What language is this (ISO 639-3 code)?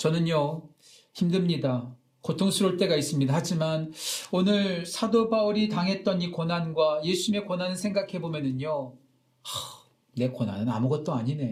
kor